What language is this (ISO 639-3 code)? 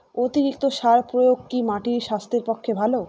ben